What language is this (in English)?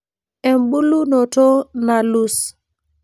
Masai